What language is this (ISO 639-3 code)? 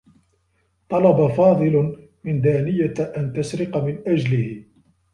ara